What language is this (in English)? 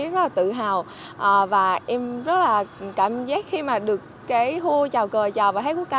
Vietnamese